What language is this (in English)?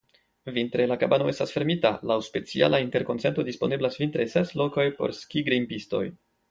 Esperanto